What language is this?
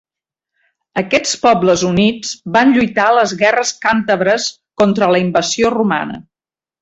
Catalan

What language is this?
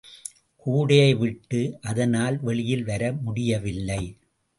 Tamil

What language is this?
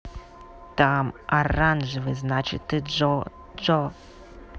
Russian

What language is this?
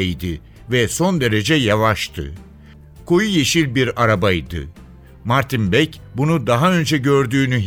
Turkish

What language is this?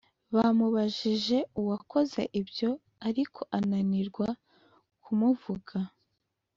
Kinyarwanda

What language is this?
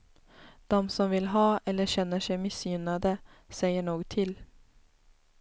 Swedish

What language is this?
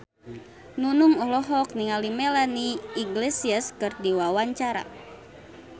Sundanese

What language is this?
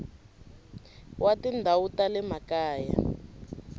Tsonga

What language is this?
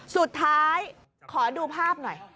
Thai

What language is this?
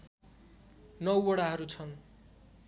Nepali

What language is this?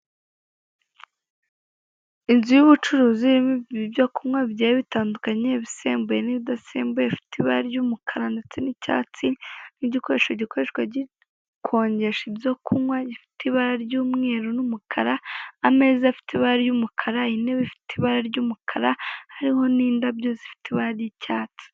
Kinyarwanda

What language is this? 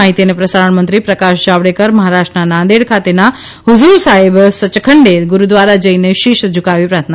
Gujarati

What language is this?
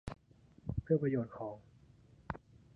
Thai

